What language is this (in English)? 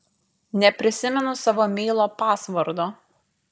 Lithuanian